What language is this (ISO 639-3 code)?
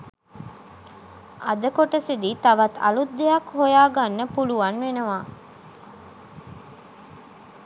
sin